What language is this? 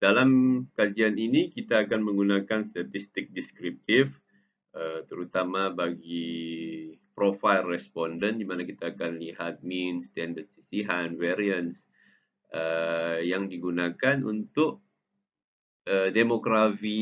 Malay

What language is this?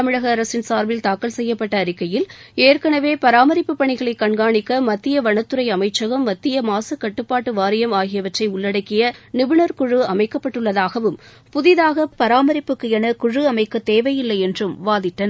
Tamil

